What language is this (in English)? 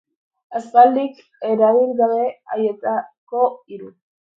Basque